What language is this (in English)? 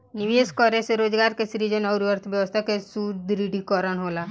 Bhojpuri